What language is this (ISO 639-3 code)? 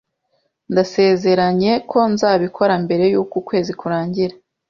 kin